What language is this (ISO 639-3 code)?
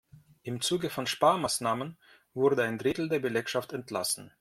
deu